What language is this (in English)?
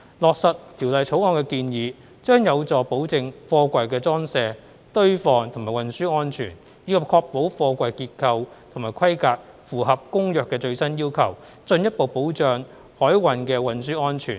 Cantonese